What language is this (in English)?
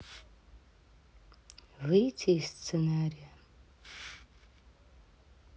Russian